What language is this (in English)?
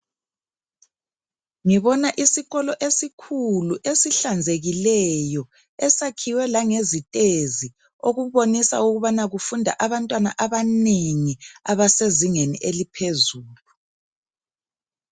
North Ndebele